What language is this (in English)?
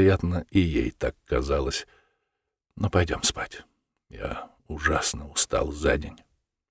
Russian